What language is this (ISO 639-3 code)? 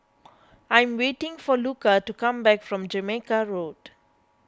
eng